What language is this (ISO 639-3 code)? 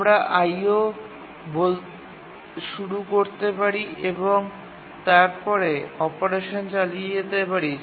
ben